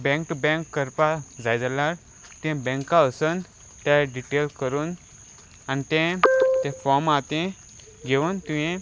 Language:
Konkani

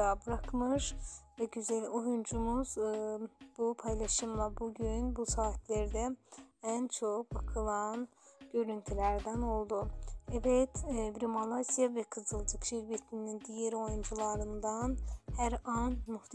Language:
Turkish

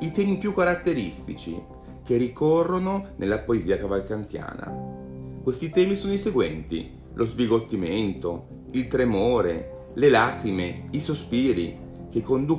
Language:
Italian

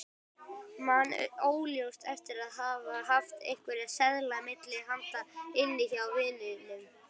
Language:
Icelandic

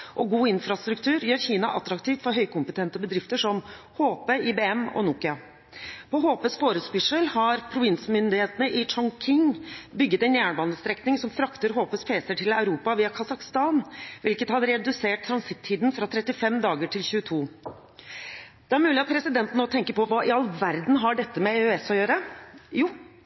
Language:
Norwegian Bokmål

